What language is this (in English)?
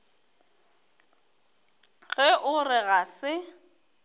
Northern Sotho